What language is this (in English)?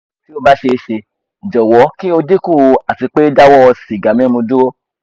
Yoruba